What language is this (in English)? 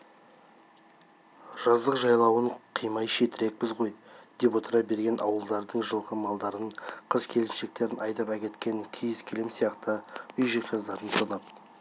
Kazakh